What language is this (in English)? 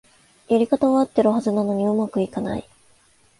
Japanese